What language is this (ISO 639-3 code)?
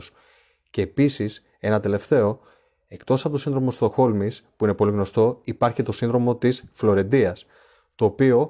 ell